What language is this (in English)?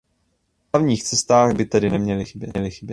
Czech